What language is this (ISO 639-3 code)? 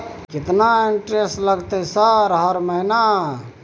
mai